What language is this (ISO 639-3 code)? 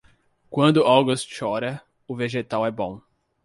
por